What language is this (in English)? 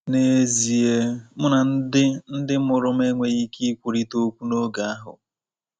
Igbo